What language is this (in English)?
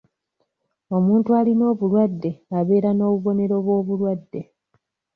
Ganda